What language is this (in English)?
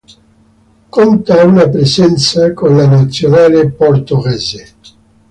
Italian